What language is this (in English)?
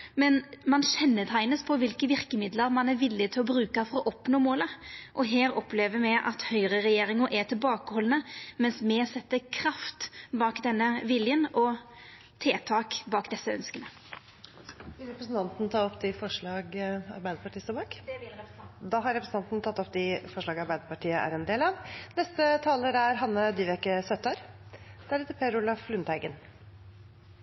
Norwegian